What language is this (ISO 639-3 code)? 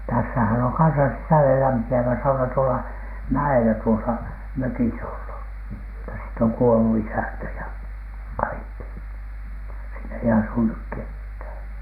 fin